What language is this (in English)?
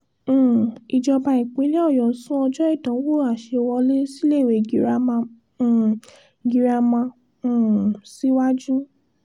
Yoruba